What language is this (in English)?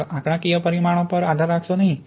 Gujarati